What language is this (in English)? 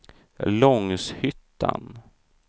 Swedish